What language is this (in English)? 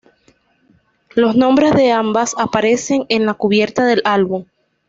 Spanish